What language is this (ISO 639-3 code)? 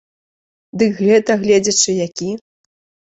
bel